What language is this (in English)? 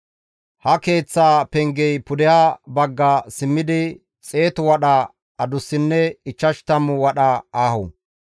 Gamo